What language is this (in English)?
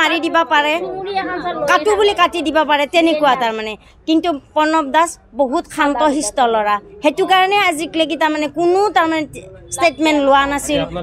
Arabic